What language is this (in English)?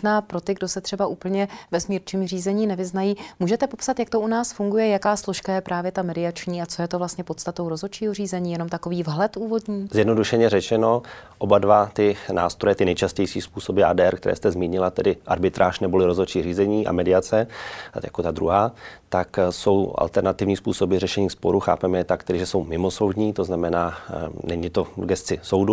Czech